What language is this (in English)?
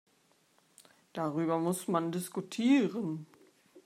German